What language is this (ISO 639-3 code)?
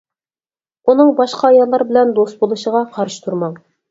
uig